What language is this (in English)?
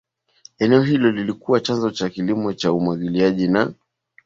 Swahili